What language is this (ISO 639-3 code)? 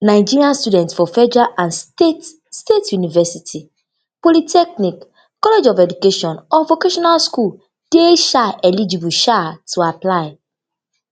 pcm